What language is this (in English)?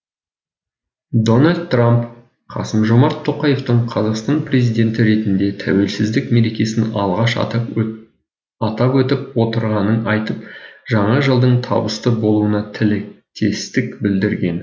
Kazakh